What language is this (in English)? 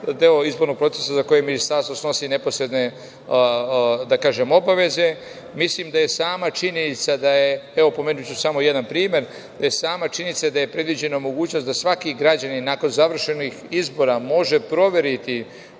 Serbian